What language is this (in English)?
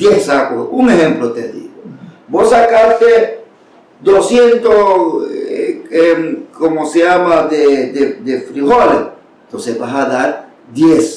Spanish